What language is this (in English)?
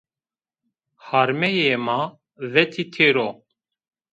Zaza